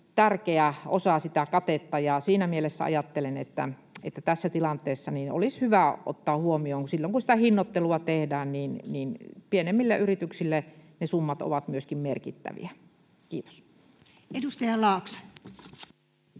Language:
Finnish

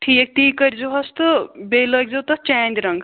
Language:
Kashmiri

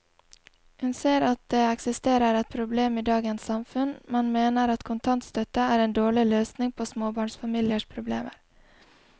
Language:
Norwegian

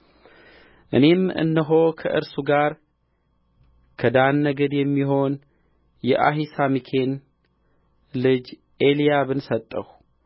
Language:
Amharic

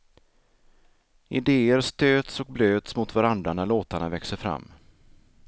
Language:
Swedish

